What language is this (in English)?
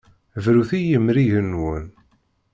Kabyle